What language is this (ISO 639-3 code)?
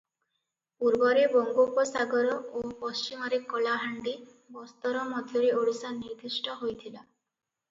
ori